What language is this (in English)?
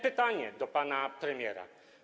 Polish